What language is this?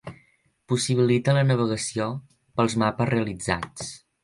Catalan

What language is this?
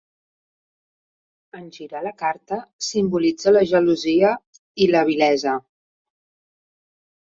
Catalan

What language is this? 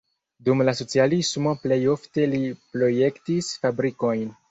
Esperanto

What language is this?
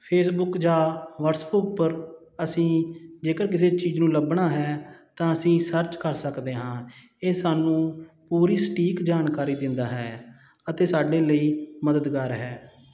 Punjabi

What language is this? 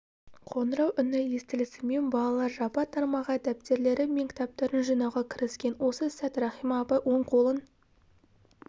Kazakh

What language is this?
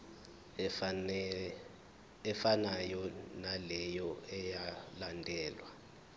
Zulu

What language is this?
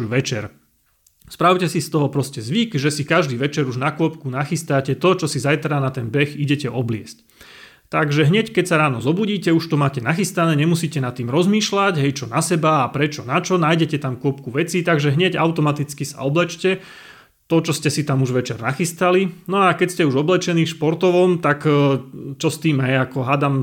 Slovak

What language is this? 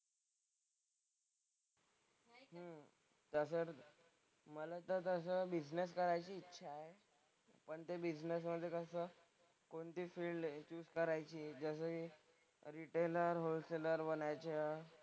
Marathi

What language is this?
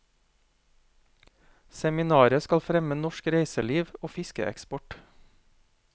Norwegian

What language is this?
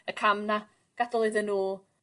Welsh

